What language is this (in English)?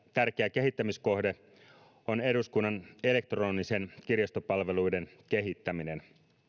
Finnish